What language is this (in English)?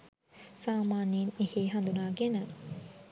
Sinhala